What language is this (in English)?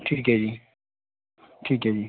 Punjabi